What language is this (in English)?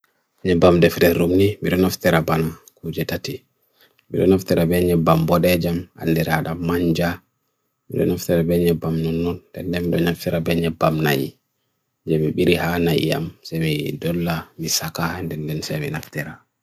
Bagirmi Fulfulde